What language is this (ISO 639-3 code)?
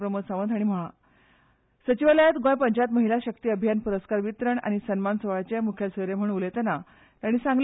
kok